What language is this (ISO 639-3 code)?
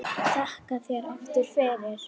isl